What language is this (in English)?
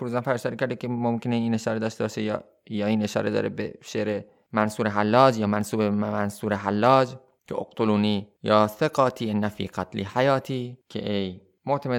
Persian